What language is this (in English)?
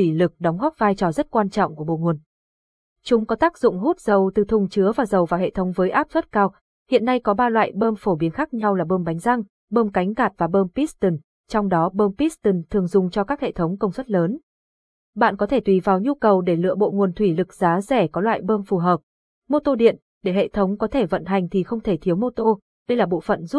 Vietnamese